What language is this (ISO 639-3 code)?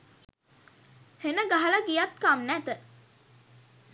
sin